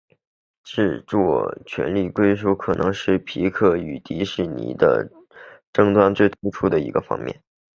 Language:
Chinese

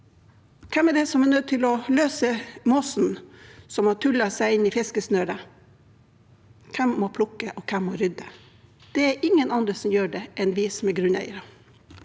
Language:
Norwegian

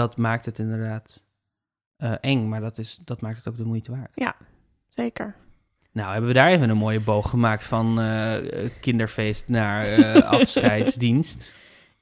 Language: Dutch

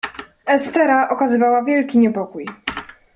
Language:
Polish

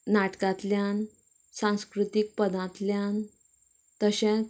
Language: Konkani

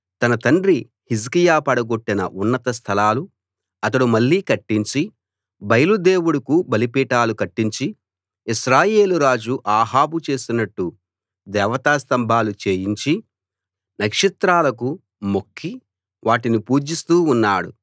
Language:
Telugu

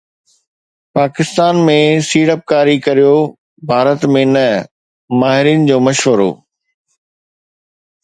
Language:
Sindhi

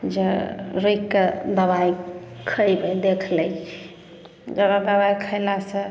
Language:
Maithili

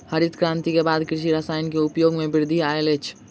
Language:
Maithili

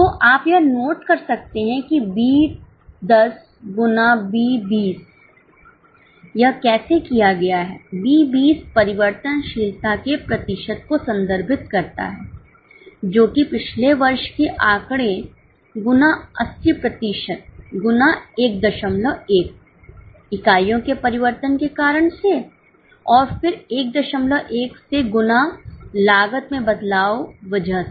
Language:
Hindi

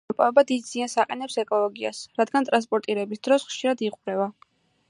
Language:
Georgian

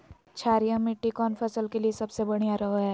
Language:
Magahi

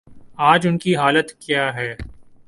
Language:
Urdu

